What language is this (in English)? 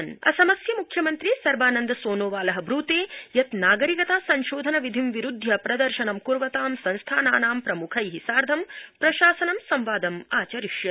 Sanskrit